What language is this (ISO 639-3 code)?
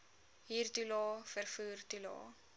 afr